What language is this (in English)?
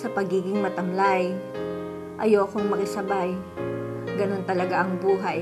Filipino